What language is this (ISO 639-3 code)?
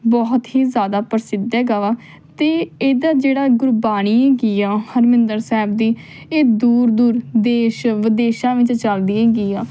pan